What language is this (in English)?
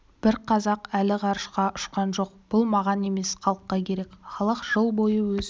Kazakh